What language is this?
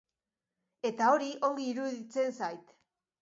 Basque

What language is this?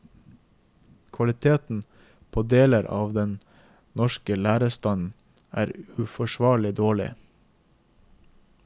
Norwegian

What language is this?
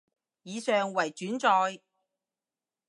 Cantonese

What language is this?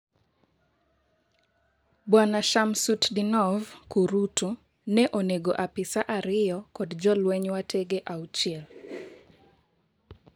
Luo (Kenya and Tanzania)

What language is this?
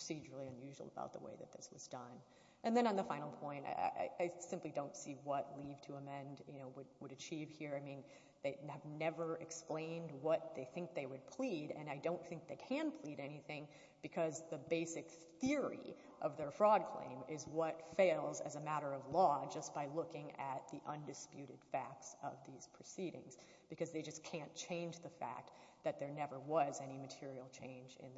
English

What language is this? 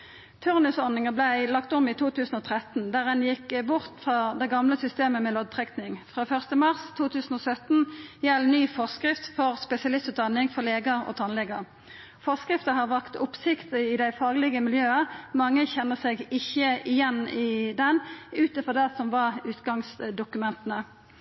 Norwegian Nynorsk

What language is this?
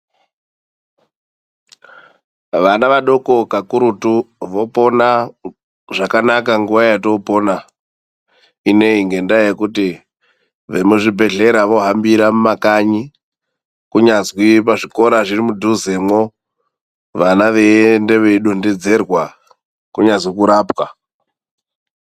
Ndau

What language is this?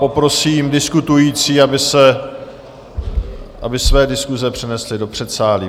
Czech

